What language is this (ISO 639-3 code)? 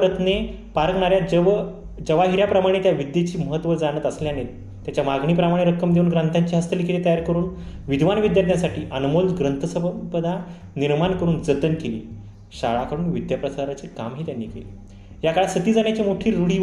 mar